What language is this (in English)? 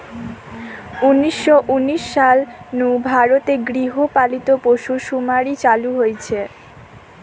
Bangla